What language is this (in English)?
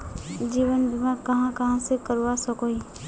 Magahi